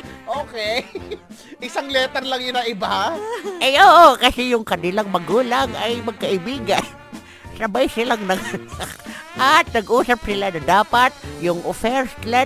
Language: Filipino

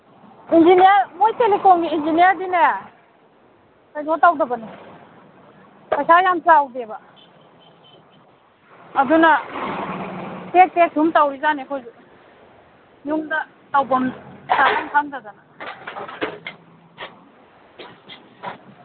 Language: Manipuri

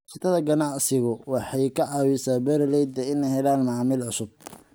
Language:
Somali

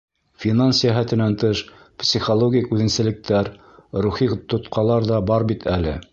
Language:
Bashkir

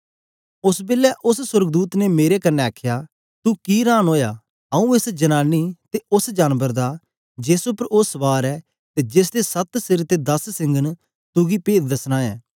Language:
Dogri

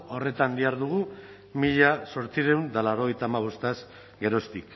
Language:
Basque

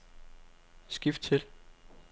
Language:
Danish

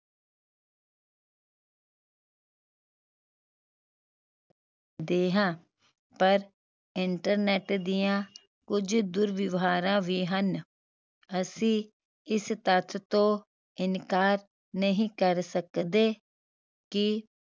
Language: Punjabi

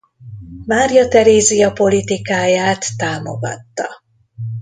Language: Hungarian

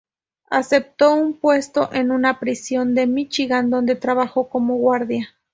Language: Spanish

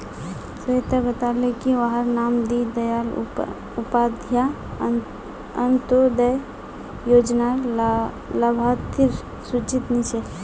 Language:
Magahi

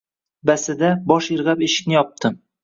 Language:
Uzbek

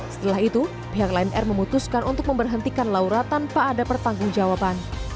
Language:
Indonesian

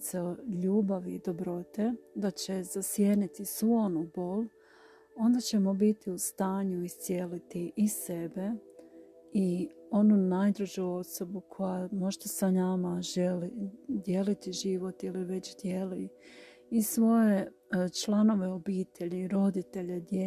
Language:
Croatian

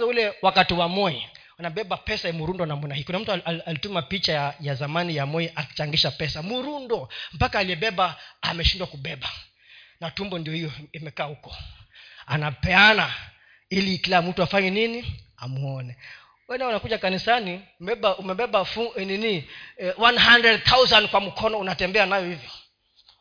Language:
Swahili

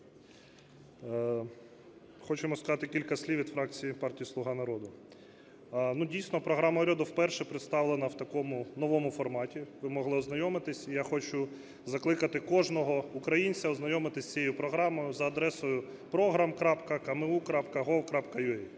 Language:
Ukrainian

